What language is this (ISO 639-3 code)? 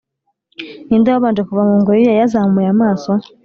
kin